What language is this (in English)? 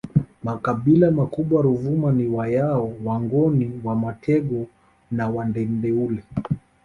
Swahili